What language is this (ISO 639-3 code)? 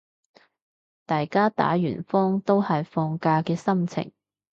yue